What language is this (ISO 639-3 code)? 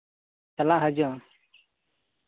sat